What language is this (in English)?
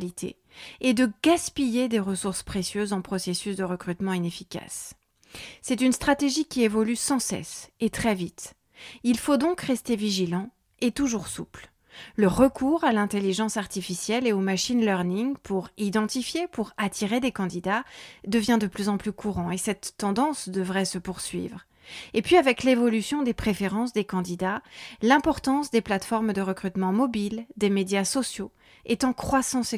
French